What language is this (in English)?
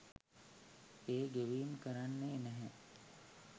Sinhala